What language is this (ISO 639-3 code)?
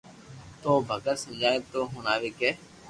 lrk